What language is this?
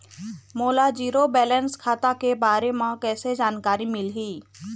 Chhattisgarhi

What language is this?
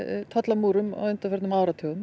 Icelandic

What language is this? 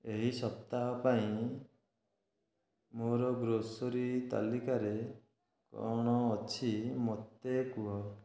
Odia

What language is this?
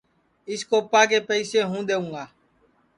Sansi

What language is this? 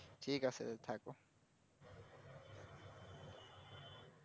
Bangla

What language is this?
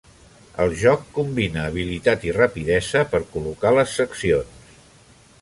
Catalan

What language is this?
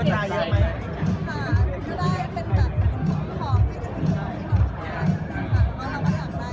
Thai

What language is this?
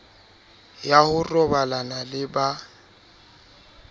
Southern Sotho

